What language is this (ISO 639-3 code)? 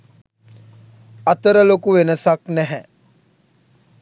sin